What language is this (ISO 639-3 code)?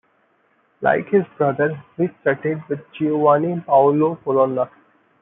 eng